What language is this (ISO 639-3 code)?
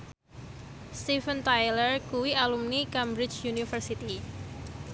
jav